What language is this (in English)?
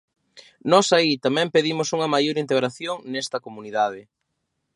Galician